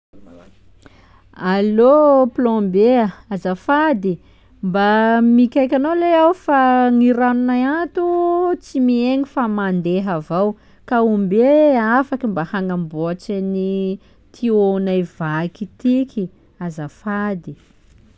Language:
Sakalava Malagasy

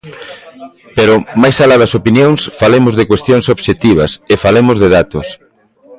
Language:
Galician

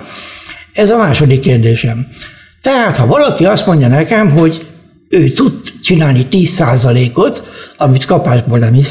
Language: Hungarian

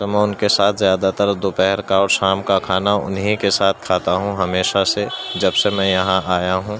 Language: Urdu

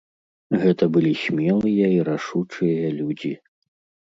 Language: Belarusian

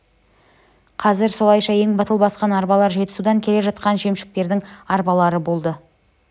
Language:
Kazakh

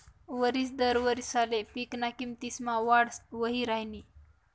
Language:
Marathi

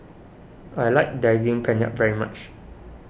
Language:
English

